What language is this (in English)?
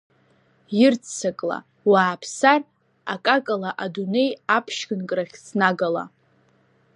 Abkhazian